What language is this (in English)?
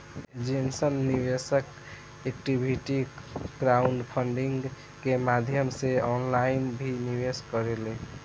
Bhojpuri